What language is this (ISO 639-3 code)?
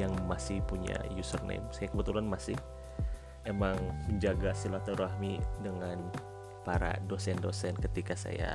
ind